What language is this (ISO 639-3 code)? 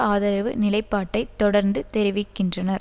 tam